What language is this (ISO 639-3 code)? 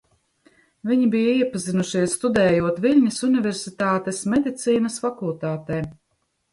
lav